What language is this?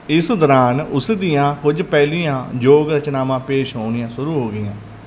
Punjabi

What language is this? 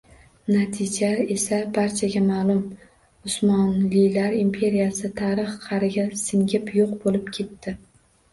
Uzbek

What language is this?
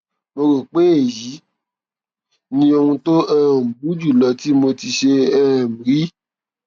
Yoruba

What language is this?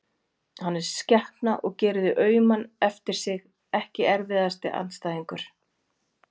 Icelandic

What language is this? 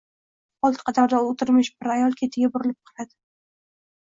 Uzbek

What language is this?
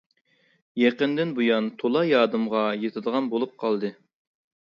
Uyghur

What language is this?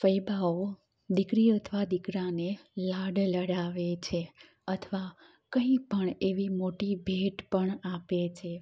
Gujarati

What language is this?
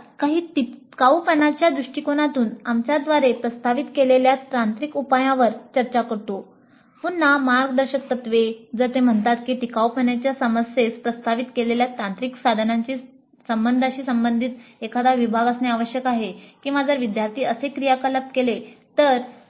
Marathi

